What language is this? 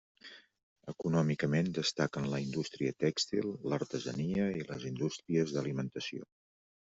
Catalan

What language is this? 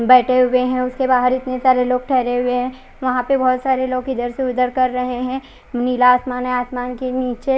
Hindi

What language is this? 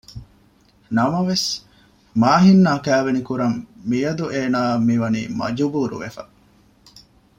Divehi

